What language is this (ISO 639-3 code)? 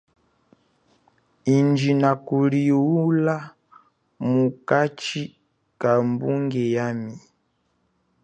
cjk